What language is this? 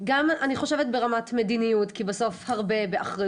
Hebrew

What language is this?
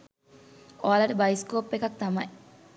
Sinhala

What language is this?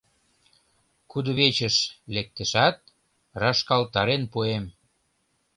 Mari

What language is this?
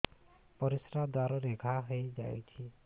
Odia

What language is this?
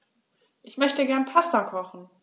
German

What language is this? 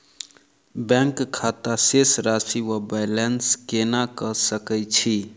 Maithili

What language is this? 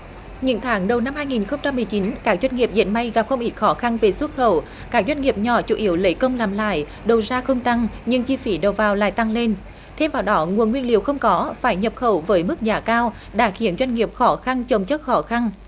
Vietnamese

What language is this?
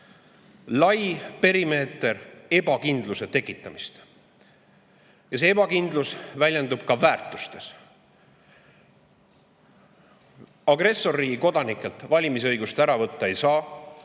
Estonian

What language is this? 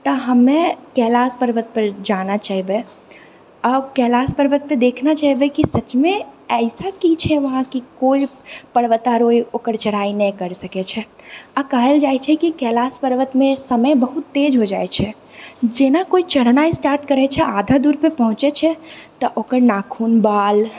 Maithili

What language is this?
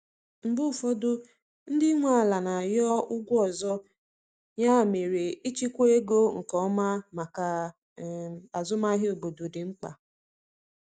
Igbo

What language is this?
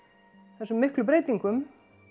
Icelandic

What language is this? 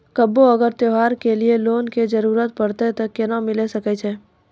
Maithili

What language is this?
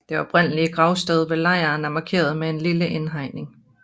Danish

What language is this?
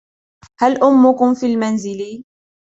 Arabic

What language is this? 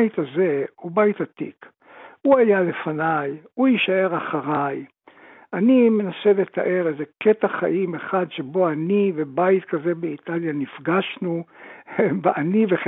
Hebrew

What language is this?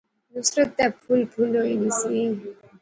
Pahari-Potwari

